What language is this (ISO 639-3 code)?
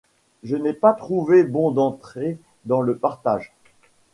fra